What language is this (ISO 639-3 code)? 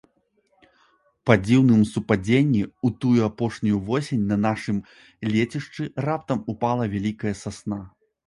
bel